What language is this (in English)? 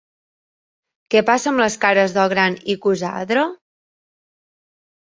Catalan